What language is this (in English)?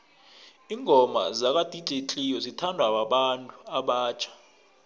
South Ndebele